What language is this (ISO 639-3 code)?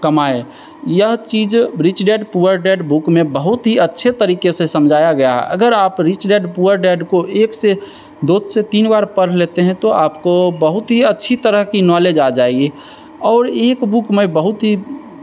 hin